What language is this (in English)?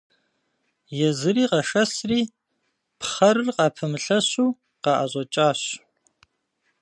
Kabardian